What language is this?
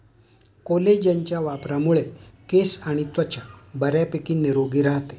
Marathi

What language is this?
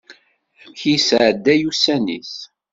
Kabyle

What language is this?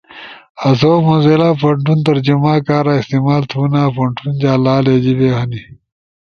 Ushojo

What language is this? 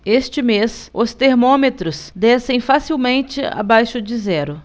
Portuguese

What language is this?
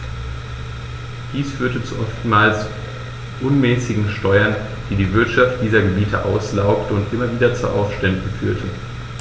German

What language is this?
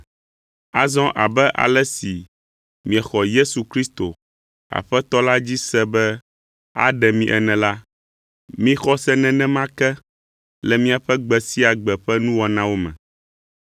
Ewe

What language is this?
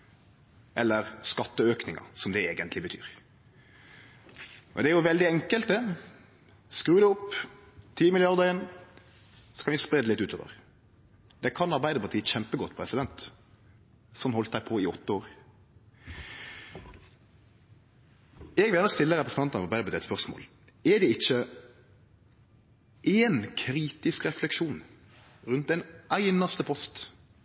Norwegian Nynorsk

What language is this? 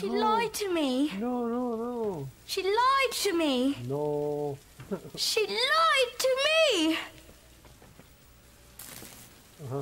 Turkish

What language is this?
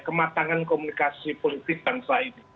Indonesian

